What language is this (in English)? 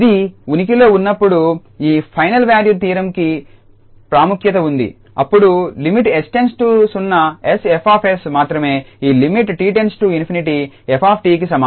Telugu